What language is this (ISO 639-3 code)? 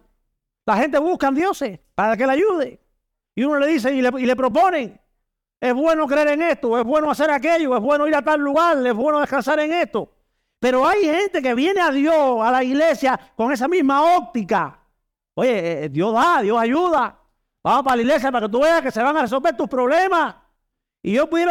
spa